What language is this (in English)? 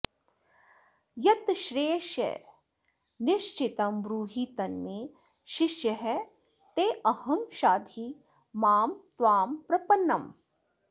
Sanskrit